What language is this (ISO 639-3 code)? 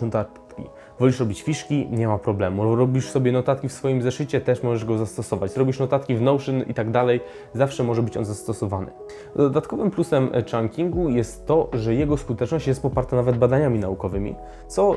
pol